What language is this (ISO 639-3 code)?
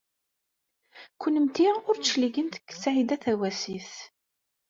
kab